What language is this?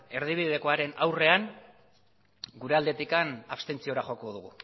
Basque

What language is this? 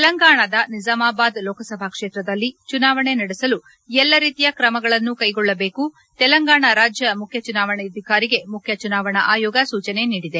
Kannada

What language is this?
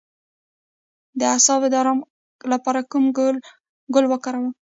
Pashto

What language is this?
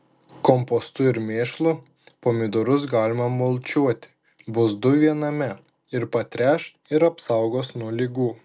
Lithuanian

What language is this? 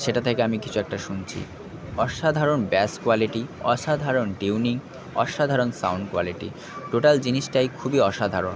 Bangla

